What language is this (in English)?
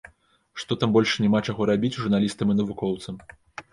Belarusian